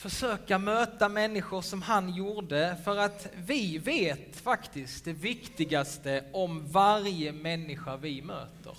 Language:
Swedish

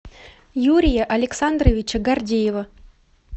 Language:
Russian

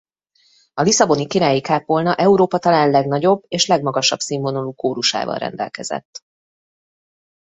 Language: Hungarian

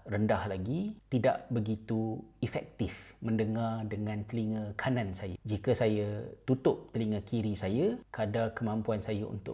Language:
Malay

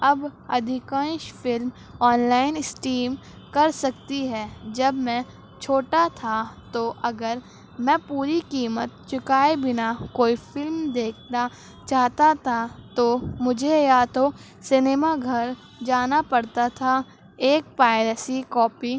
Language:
Urdu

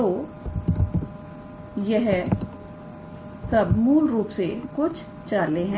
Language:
Hindi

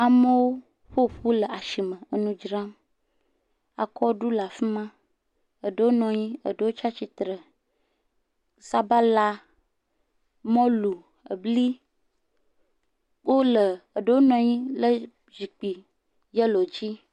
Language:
Ewe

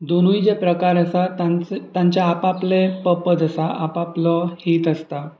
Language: Konkani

